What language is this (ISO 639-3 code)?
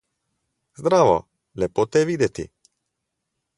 slv